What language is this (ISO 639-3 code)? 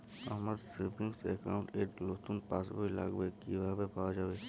ben